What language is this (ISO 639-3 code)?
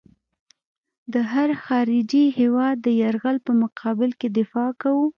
pus